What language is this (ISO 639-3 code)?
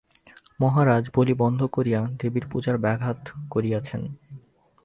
ben